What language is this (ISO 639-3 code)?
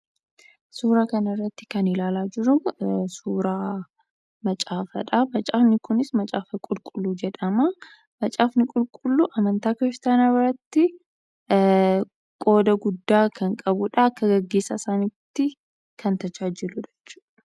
orm